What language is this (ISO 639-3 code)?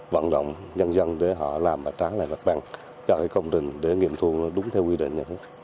vie